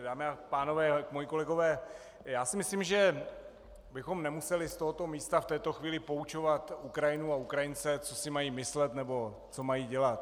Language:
Czech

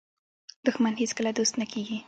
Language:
Pashto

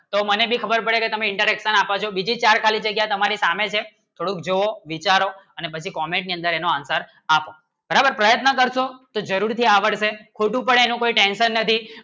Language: Gujarati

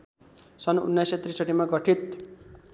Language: Nepali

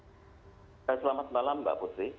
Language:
Indonesian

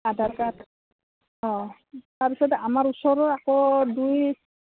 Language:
Assamese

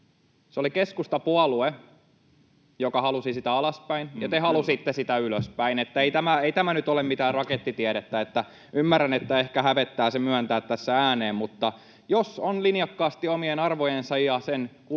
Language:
Finnish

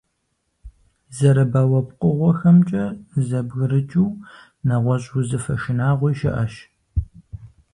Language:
Kabardian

